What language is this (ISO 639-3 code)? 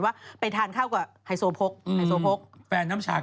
tha